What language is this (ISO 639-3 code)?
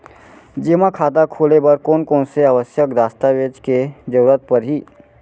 hne